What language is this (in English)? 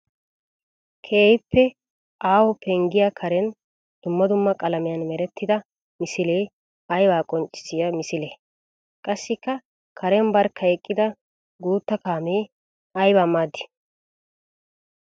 Wolaytta